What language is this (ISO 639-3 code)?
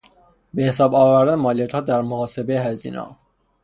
fas